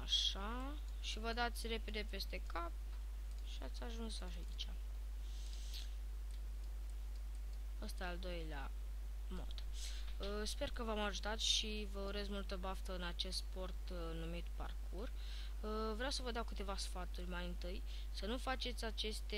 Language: Romanian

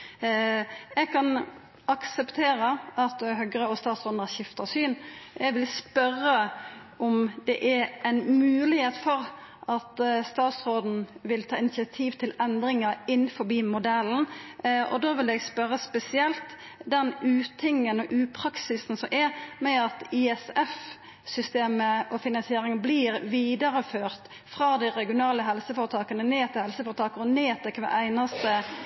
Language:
Norwegian Nynorsk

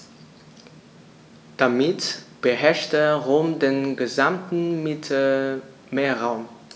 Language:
German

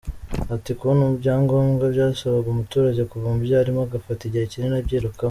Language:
Kinyarwanda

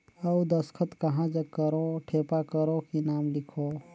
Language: Chhattisgarhi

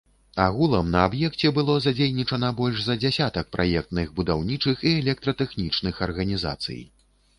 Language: Belarusian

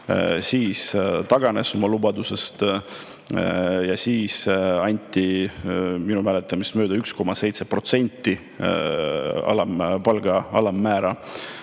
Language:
Estonian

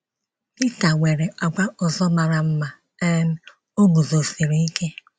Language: Igbo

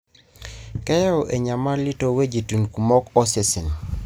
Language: Masai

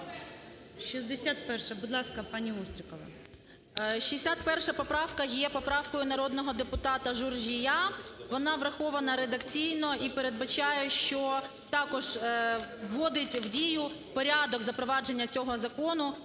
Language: Ukrainian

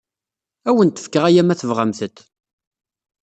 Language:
Kabyle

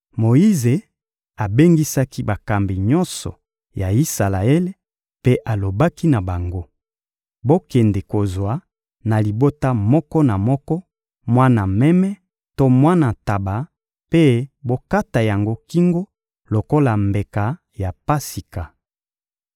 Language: Lingala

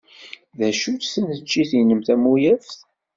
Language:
Kabyle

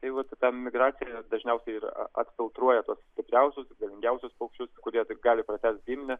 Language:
Lithuanian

